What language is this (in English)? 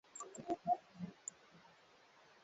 Swahili